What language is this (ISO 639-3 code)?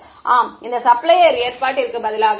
tam